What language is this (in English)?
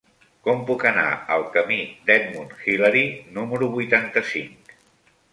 Catalan